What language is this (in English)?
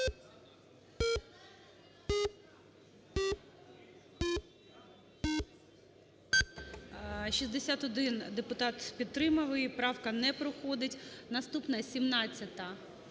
Ukrainian